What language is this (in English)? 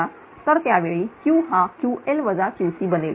Marathi